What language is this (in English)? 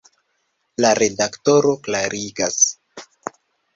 Esperanto